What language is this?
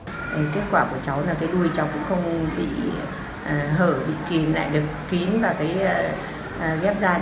Vietnamese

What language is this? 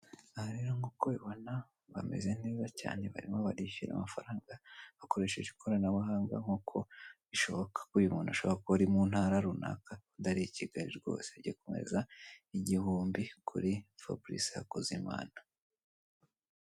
Kinyarwanda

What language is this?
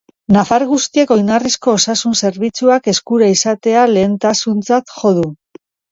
Basque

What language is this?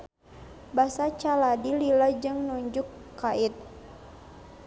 Sundanese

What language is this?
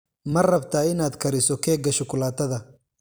Somali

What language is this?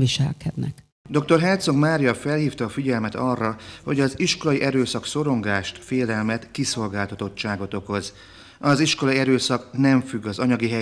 Hungarian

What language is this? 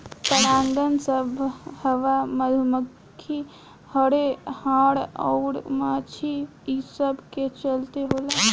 Bhojpuri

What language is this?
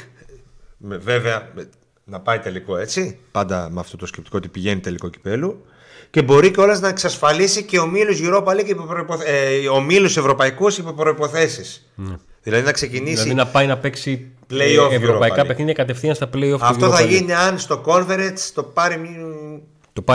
Greek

